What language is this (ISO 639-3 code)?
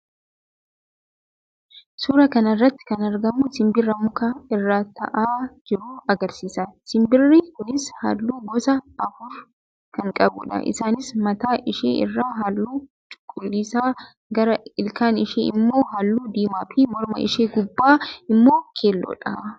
orm